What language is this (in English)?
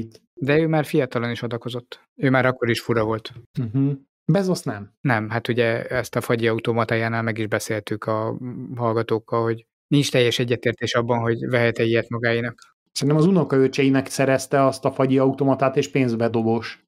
Hungarian